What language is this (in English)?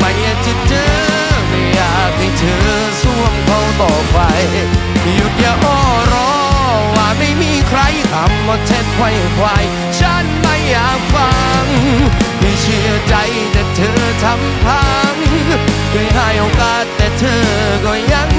Thai